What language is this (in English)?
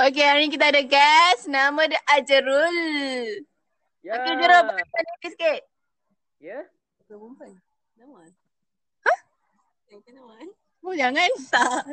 Malay